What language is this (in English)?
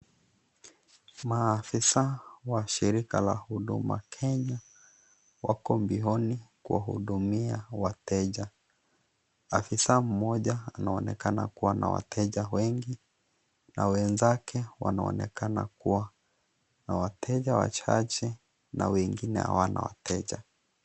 Swahili